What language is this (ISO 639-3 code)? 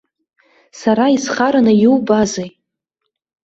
abk